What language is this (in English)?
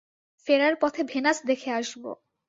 Bangla